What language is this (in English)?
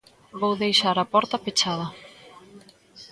Galician